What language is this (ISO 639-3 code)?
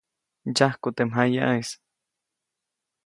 zoc